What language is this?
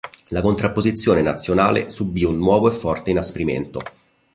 Italian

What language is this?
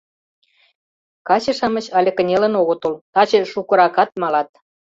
Mari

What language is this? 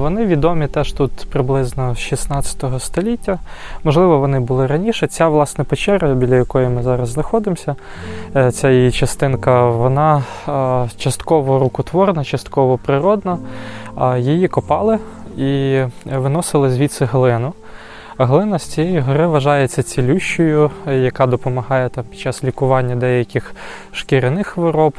Ukrainian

